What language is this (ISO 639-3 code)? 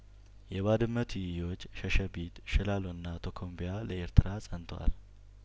amh